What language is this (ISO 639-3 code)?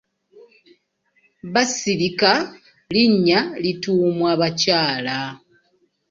lug